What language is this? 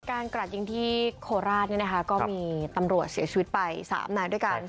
Thai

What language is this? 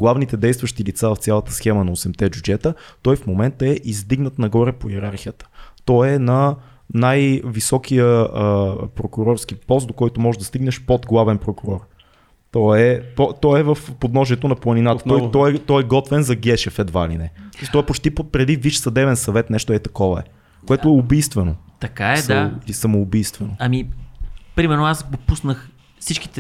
Bulgarian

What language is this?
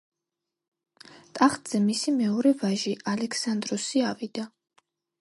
Georgian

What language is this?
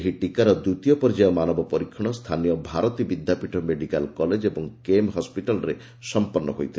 Odia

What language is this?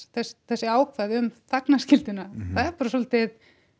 Icelandic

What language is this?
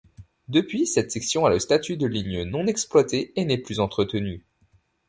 French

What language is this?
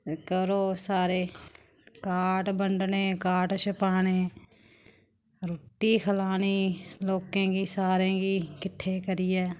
Dogri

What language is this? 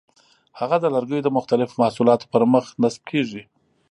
Pashto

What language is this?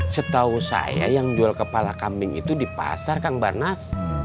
Indonesian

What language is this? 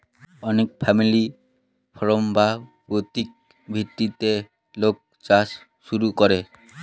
Bangla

